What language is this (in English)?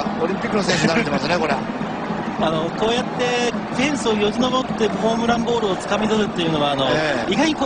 Japanese